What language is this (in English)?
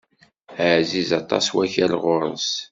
Kabyle